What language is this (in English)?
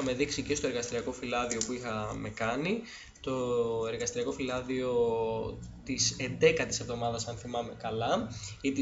Greek